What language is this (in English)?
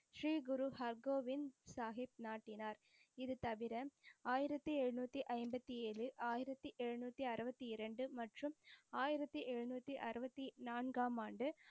Tamil